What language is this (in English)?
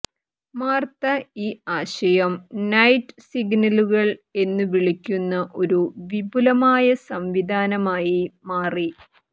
Malayalam